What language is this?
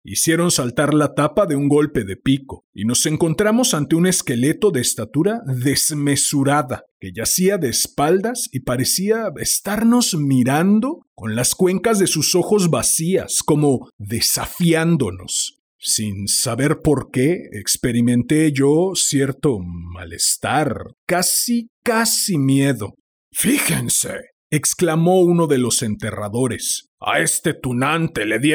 Spanish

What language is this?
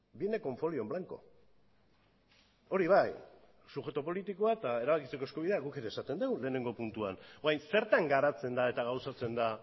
Basque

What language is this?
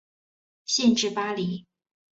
Chinese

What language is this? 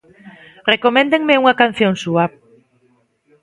Galician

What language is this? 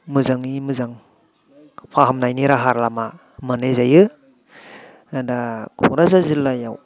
Bodo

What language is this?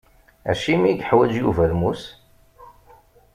Kabyle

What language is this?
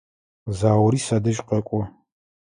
Adyghe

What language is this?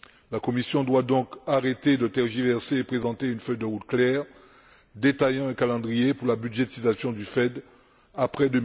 French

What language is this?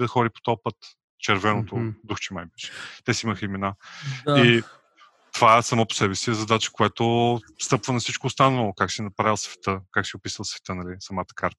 Bulgarian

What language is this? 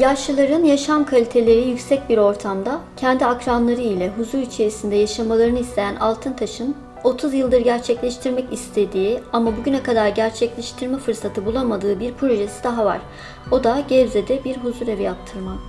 Turkish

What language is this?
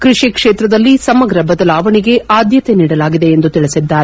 Kannada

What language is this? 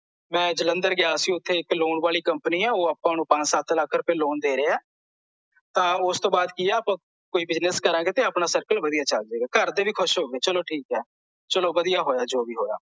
Punjabi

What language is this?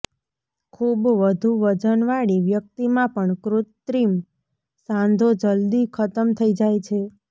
Gujarati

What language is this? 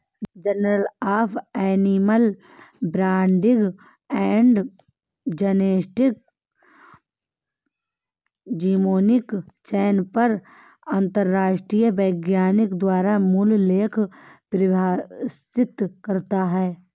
Hindi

